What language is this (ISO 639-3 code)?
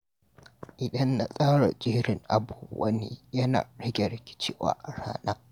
hau